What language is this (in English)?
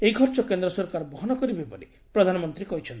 Odia